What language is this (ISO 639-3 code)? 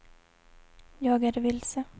swe